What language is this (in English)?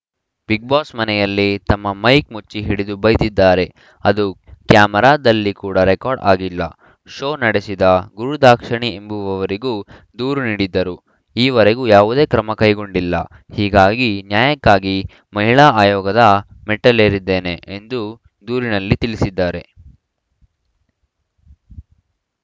Kannada